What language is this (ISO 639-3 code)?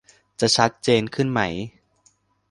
tha